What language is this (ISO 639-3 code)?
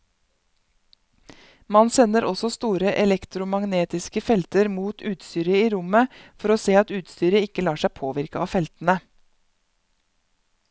nor